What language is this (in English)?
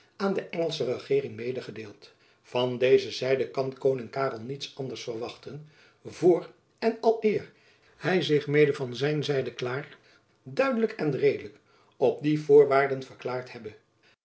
Dutch